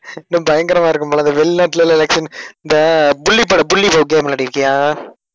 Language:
Tamil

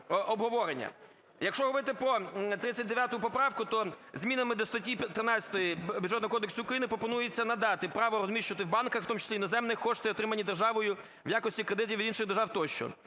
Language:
Ukrainian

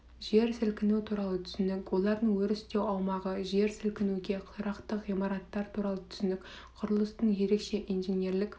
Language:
Kazakh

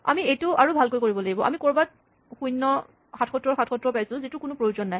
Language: Assamese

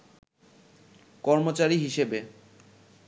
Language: Bangla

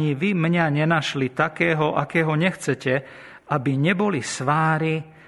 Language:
Slovak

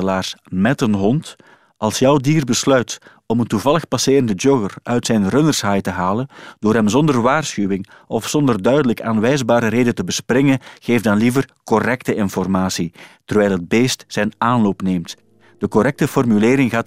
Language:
Dutch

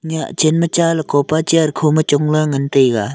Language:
Wancho Naga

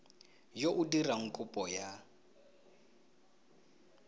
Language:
Tswana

